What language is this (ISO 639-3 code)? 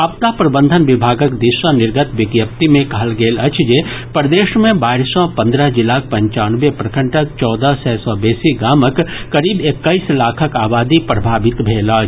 mai